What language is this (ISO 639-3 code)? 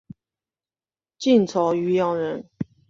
zho